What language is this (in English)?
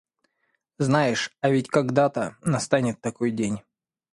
Russian